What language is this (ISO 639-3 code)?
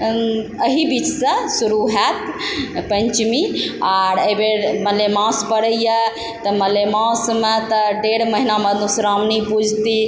mai